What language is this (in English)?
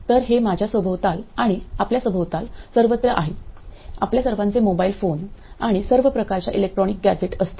Marathi